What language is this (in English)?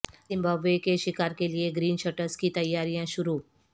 Urdu